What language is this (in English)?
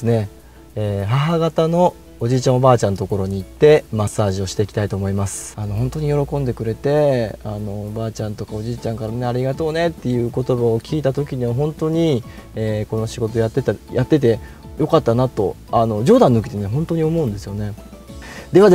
Japanese